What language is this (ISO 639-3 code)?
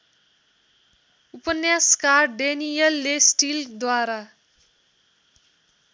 nep